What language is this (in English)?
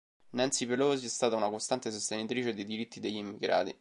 Italian